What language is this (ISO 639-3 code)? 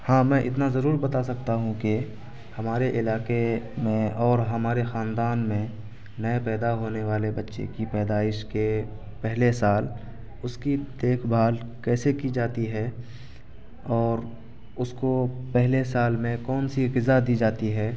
urd